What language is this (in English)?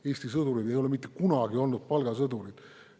Estonian